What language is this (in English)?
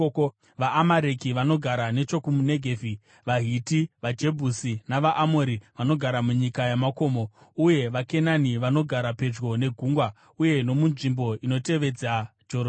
Shona